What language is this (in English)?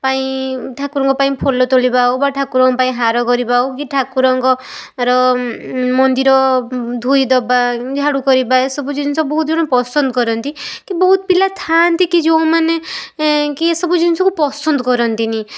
Odia